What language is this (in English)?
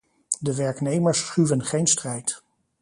Dutch